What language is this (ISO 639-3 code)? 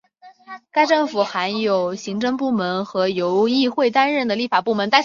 zho